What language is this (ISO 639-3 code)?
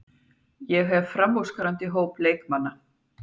isl